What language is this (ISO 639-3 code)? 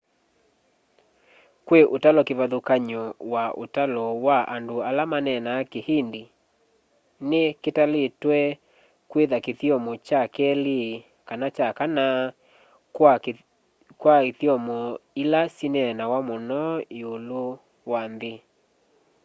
kam